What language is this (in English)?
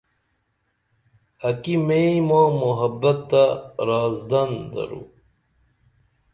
Dameli